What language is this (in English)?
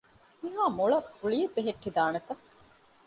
Divehi